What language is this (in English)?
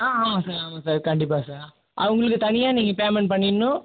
Tamil